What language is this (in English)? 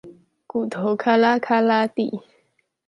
Chinese